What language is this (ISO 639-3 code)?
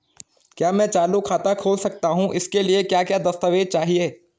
hin